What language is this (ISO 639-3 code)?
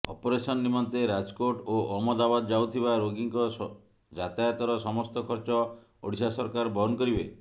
ori